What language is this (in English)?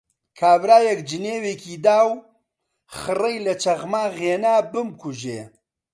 Central Kurdish